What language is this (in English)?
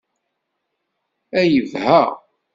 Kabyle